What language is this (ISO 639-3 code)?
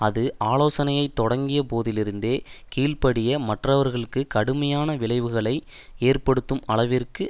tam